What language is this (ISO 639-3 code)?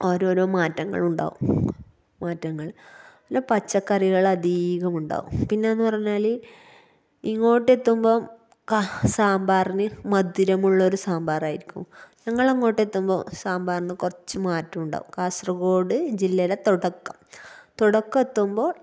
mal